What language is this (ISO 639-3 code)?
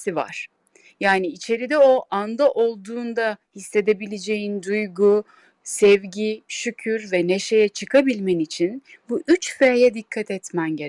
tur